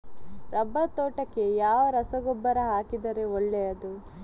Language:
Kannada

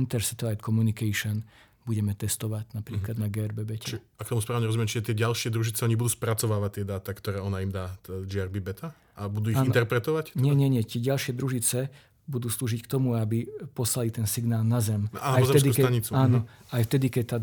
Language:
Slovak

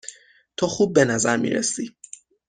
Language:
Persian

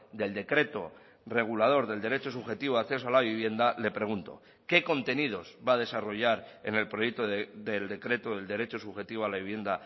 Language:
Spanish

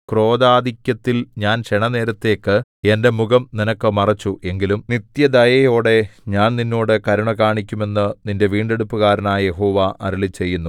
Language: Malayalam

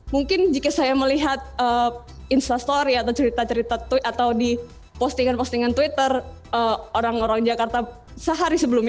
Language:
Indonesian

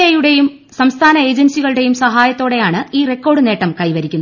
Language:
Malayalam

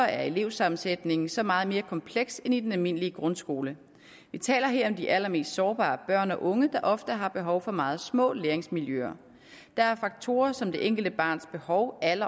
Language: Danish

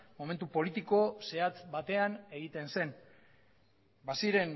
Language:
Basque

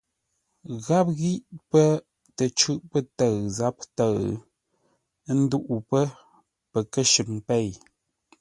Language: Ngombale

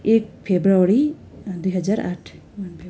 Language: Nepali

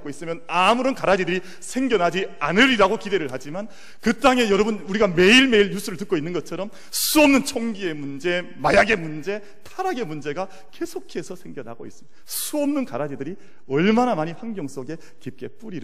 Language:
Korean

